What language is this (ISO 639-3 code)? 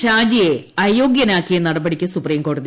mal